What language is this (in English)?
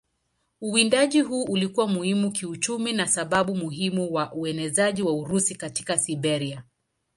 Swahili